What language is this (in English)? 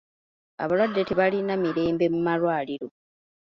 Ganda